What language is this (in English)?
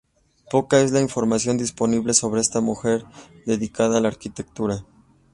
Spanish